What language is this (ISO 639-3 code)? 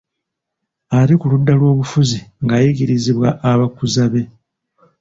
lug